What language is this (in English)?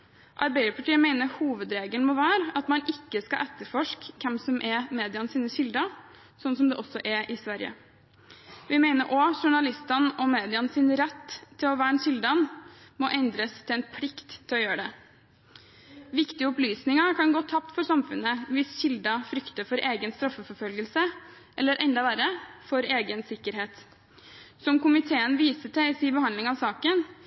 Norwegian Bokmål